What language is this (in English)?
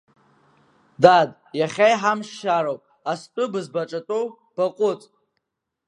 Abkhazian